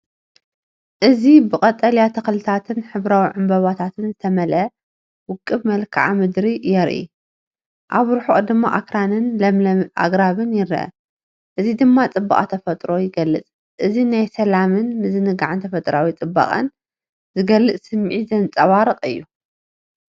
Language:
Tigrinya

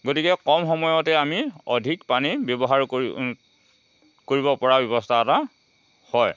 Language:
Assamese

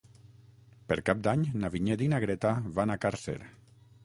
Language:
Catalan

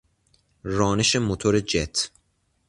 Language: Persian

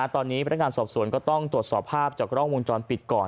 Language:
Thai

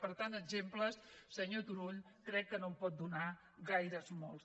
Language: Catalan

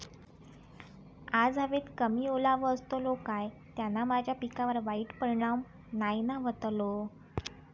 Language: Marathi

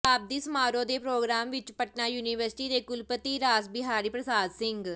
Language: Punjabi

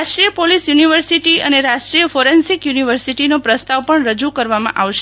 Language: Gujarati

